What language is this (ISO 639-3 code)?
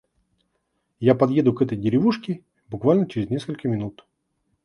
rus